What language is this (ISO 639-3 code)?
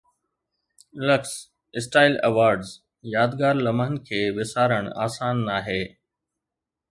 snd